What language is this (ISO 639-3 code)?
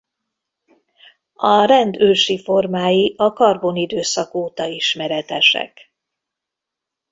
hun